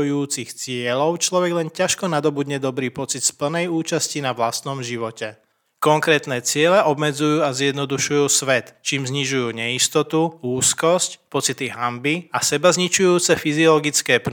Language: Slovak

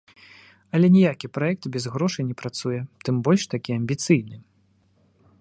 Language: Belarusian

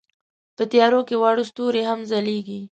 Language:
Pashto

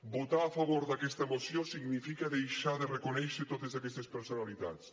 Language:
Catalan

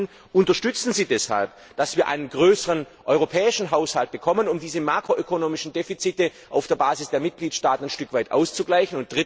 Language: German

